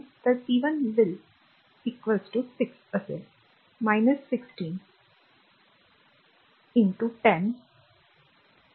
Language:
Marathi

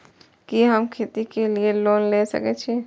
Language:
Maithili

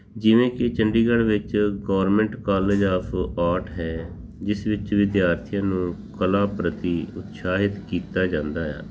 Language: Punjabi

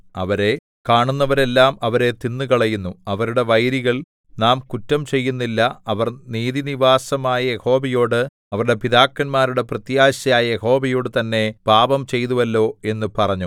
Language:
Malayalam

